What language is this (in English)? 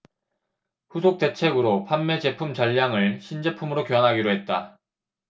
Korean